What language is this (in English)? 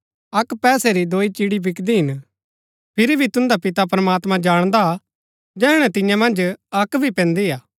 Gaddi